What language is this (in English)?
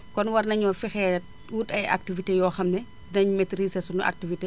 Wolof